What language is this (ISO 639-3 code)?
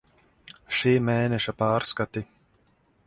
lav